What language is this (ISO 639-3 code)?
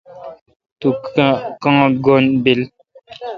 xka